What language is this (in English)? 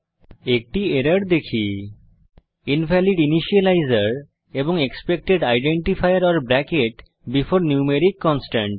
Bangla